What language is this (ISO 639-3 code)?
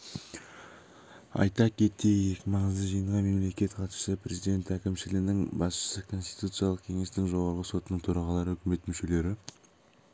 kaz